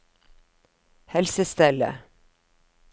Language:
Norwegian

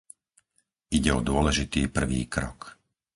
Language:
Slovak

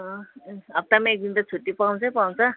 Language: Nepali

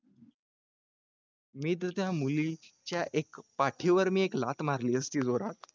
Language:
Marathi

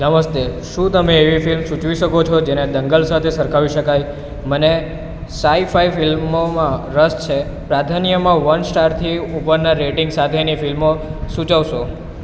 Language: Gujarati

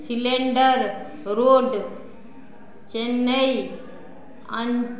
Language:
Maithili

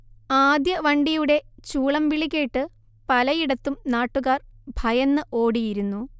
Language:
Malayalam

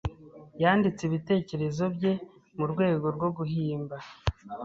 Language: Kinyarwanda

